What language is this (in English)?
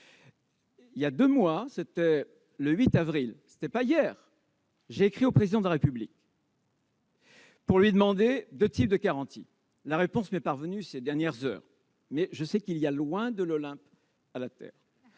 French